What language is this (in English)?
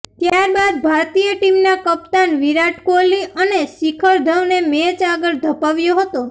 Gujarati